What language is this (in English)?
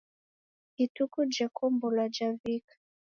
Taita